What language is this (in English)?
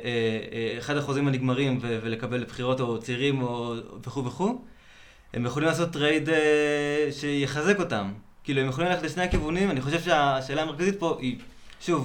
Hebrew